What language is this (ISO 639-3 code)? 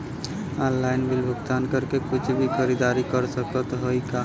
bho